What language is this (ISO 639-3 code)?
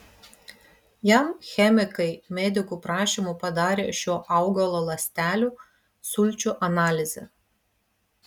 lit